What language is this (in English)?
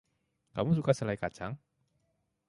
Indonesian